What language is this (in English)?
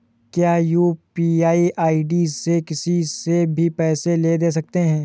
Hindi